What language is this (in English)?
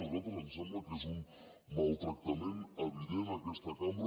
Catalan